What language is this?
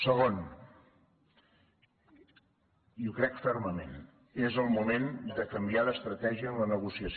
Catalan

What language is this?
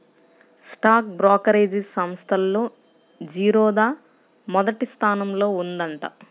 Telugu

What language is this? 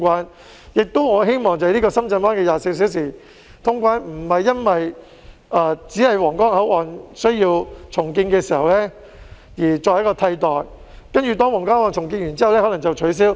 Cantonese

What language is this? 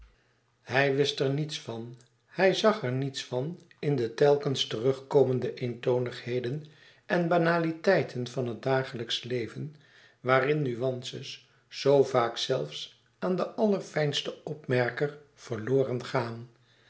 Dutch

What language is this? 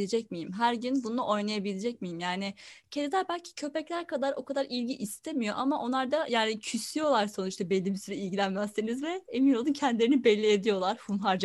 Turkish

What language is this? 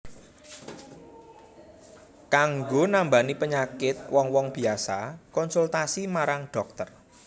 Javanese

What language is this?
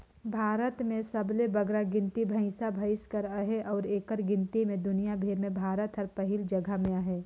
Chhattisgarhi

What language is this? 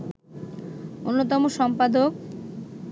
Bangla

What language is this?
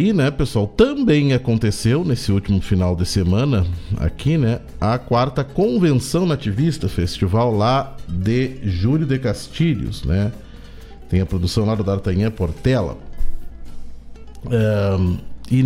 Portuguese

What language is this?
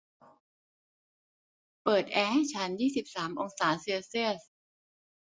Thai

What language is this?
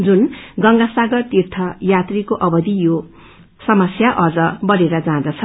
Nepali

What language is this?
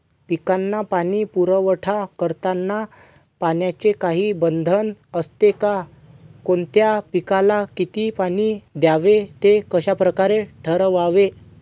Marathi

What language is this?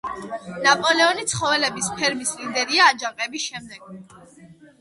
Georgian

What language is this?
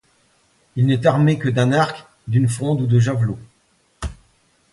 French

